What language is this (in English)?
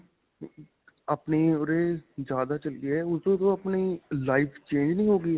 Punjabi